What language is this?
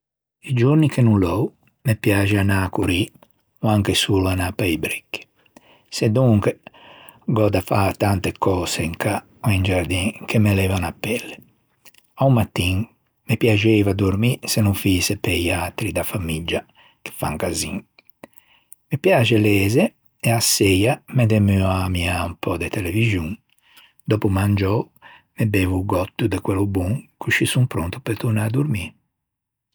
Ligurian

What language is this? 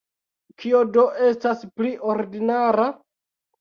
Esperanto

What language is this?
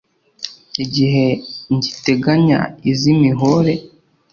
Kinyarwanda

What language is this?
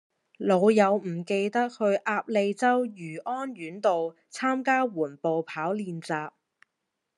Cantonese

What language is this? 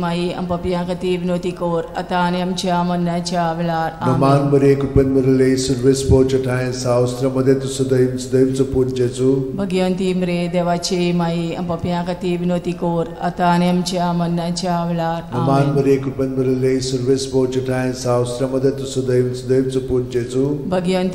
Romanian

